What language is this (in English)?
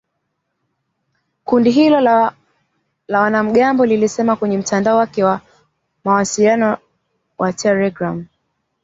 Swahili